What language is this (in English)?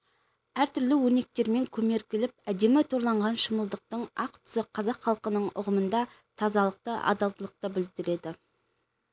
Kazakh